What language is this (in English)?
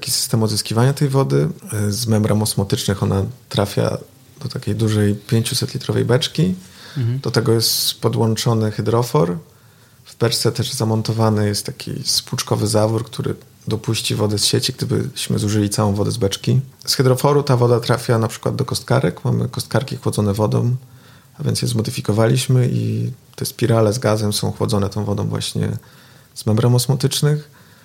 Polish